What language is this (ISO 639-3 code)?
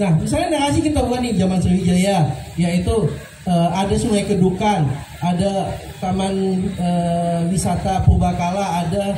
ind